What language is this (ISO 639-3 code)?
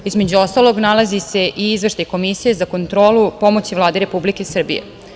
srp